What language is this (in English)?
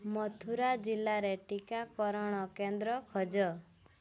Odia